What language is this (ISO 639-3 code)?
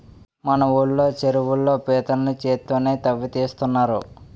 tel